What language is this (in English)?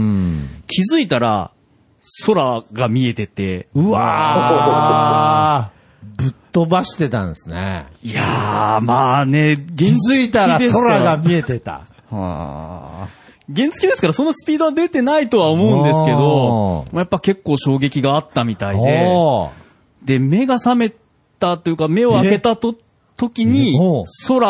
Japanese